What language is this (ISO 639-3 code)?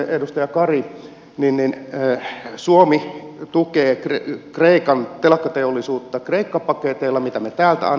fin